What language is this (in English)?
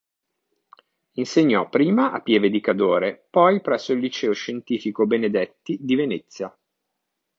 Italian